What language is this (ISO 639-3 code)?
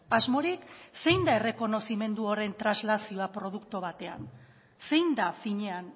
eus